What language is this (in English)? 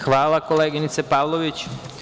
Serbian